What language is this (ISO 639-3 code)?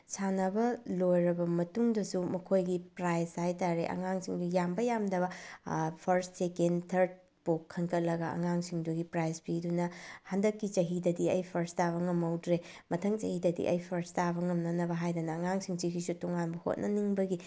mni